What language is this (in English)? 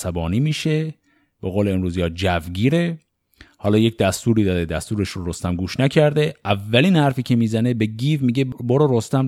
Persian